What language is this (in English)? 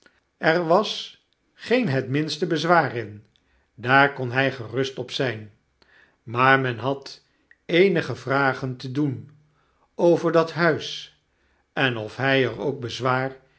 Dutch